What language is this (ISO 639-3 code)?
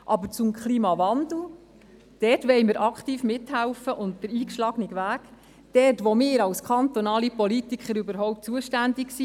gsw